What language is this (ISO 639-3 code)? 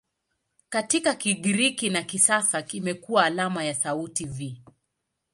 swa